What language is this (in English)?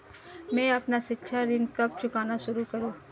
Hindi